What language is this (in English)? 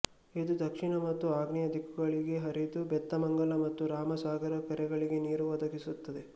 Kannada